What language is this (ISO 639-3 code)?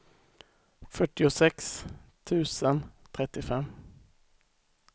swe